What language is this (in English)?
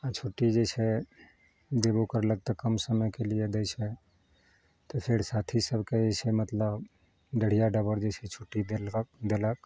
Maithili